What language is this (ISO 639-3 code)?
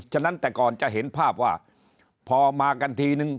tha